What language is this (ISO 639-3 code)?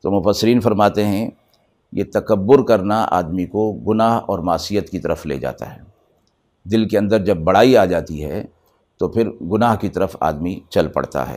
urd